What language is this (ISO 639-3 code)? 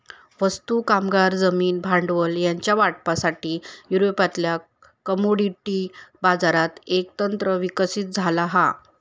mar